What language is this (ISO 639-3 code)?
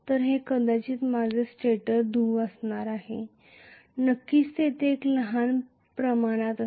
mar